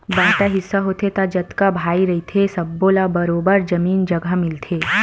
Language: Chhattisgarhi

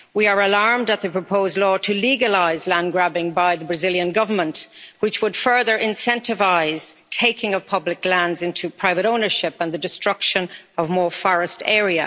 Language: English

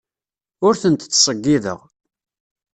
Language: Kabyle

